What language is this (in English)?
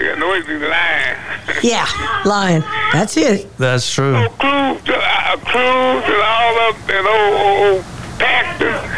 English